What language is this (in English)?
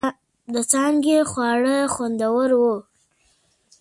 Pashto